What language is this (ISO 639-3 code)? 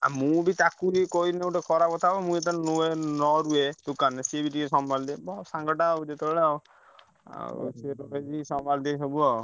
ori